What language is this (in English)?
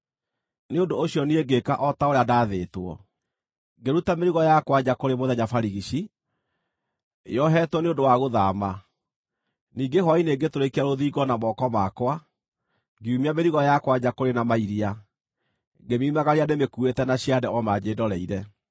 Kikuyu